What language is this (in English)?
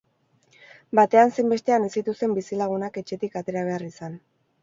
Basque